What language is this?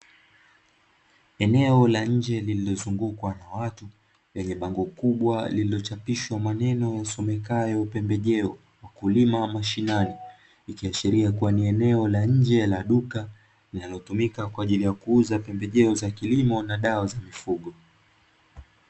Swahili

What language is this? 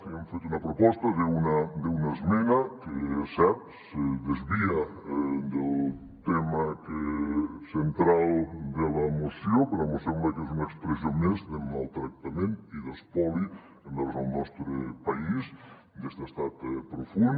Catalan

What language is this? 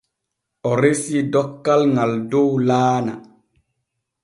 Borgu Fulfulde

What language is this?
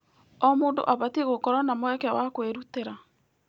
Kikuyu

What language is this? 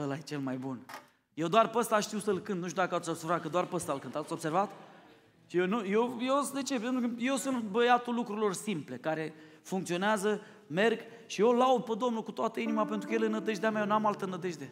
Romanian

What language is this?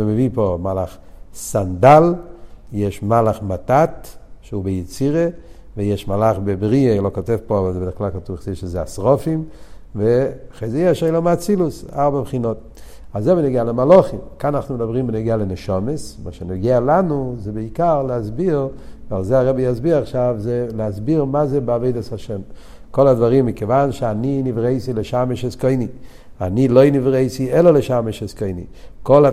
Hebrew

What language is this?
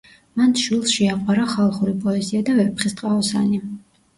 Georgian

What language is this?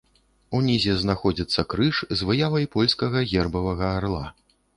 Belarusian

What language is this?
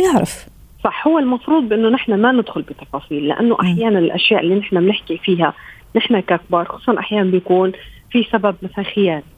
Arabic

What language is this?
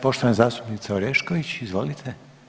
Croatian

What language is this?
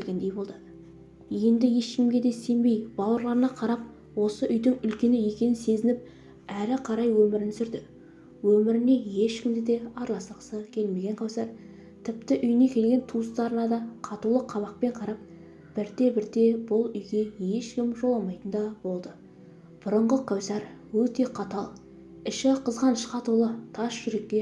Kazakh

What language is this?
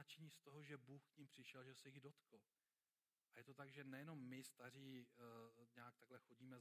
Czech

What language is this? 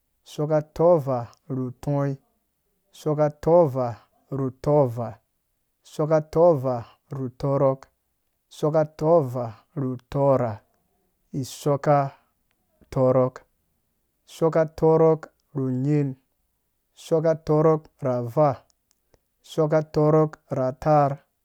Dũya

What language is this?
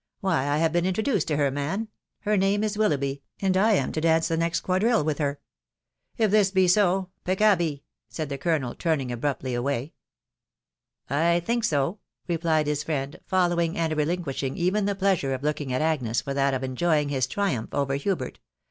English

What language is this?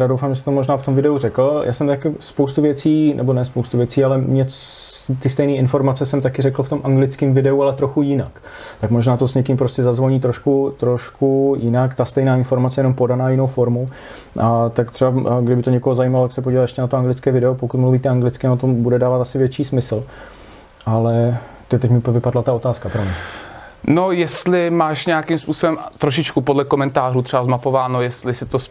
Czech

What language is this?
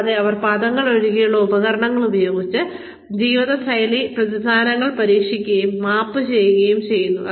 Malayalam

